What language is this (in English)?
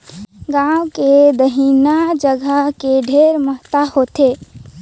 Chhattisgarhi